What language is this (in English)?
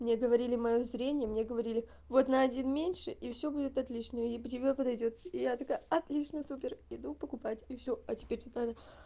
Russian